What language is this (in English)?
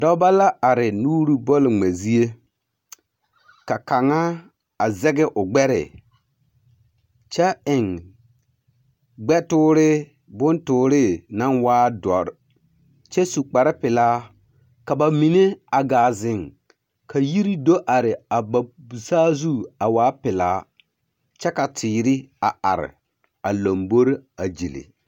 Southern Dagaare